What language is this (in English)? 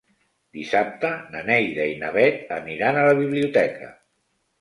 Catalan